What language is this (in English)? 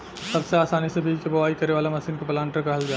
Bhojpuri